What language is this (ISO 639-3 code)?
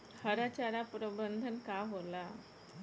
bho